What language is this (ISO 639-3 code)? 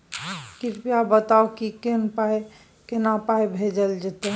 mai